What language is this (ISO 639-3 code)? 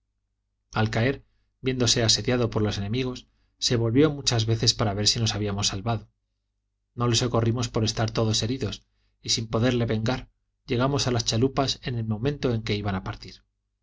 spa